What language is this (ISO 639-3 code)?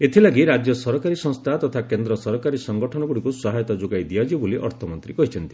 ori